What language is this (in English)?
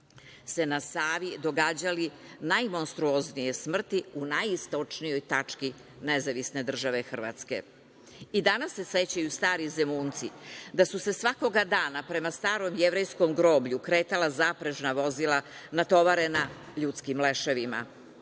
Serbian